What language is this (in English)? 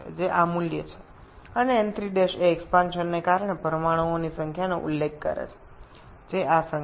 Bangla